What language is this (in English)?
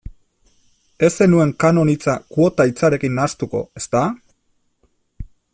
Basque